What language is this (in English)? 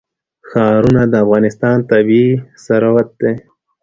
Pashto